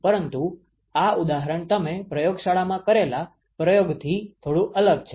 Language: Gujarati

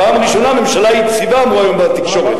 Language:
Hebrew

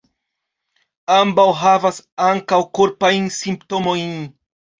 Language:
Esperanto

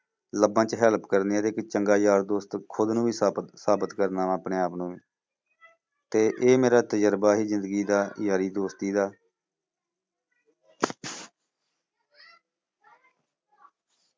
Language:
Punjabi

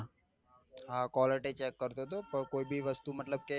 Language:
Gujarati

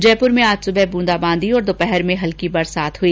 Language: Hindi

